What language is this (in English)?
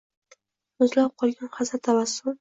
Uzbek